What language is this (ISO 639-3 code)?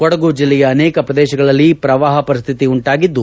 kan